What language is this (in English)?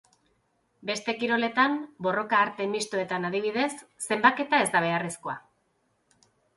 Basque